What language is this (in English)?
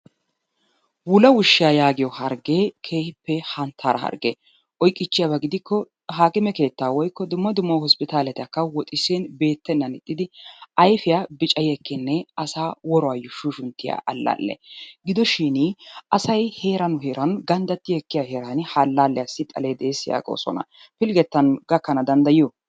Wolaytta